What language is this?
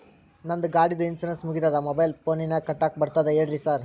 Kannada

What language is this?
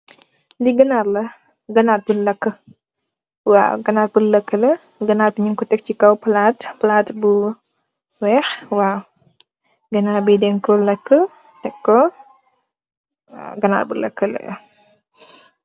Wolof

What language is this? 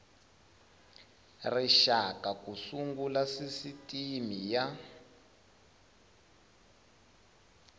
Tsonga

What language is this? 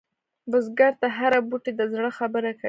Pashto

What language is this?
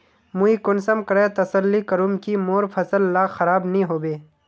Magahi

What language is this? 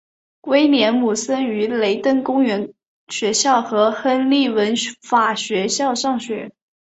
Chinese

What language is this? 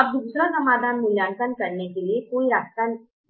Hindi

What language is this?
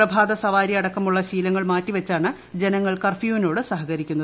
Malayalam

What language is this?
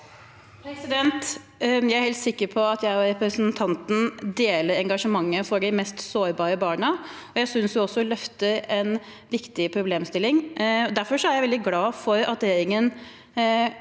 Norwegian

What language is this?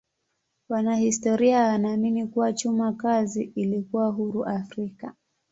Swahili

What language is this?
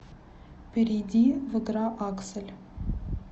Russian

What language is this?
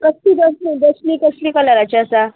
Konkani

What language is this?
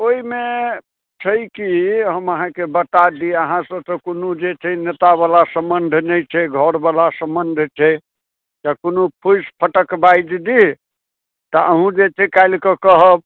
Maithili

